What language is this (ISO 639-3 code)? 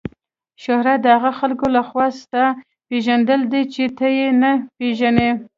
pus